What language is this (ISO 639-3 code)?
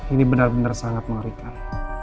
ind